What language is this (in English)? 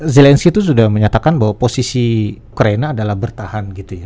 Indonesian